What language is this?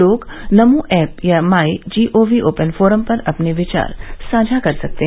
Hindi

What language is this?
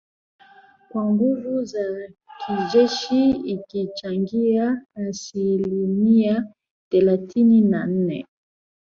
Swahili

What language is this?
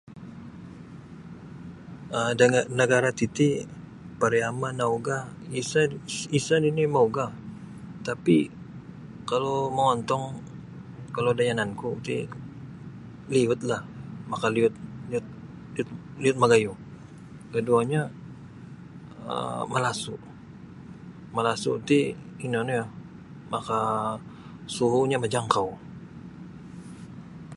Sabah Bisaya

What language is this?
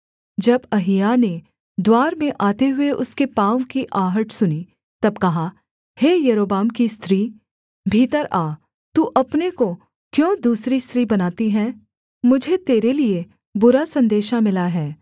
Hindi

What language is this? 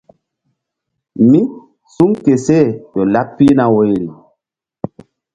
Mbum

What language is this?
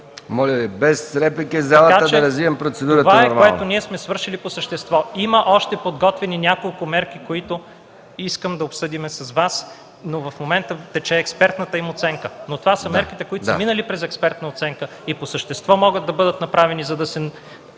Bulgarian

